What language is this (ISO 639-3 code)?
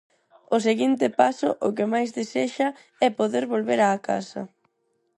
glg